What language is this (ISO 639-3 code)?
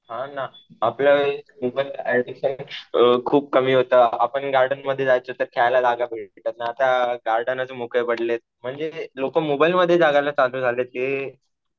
mar